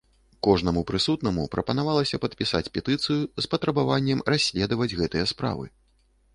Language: Belarusian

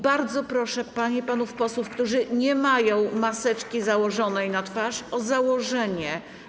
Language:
Polish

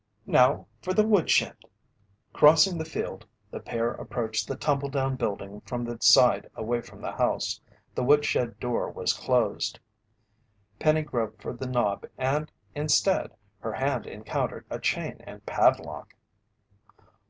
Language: English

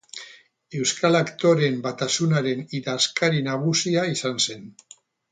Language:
Basque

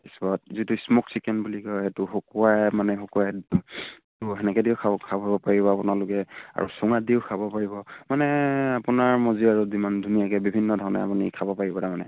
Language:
Assamese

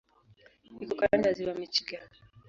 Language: Swahili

